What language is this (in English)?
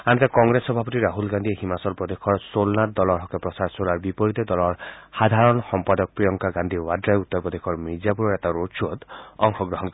Assamese